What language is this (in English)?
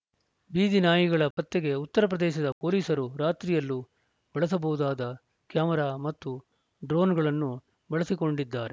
Kannada